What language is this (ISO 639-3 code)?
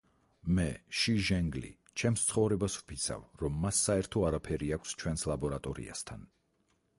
kat